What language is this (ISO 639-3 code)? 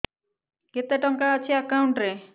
ori